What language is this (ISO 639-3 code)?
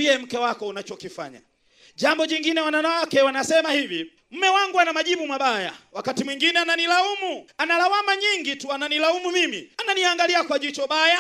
swa